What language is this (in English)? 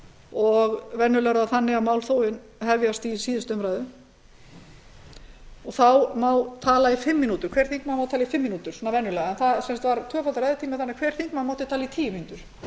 Icelandic